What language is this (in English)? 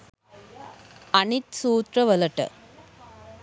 Sinhala